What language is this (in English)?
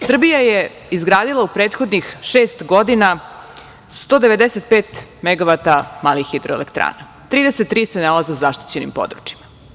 Serbian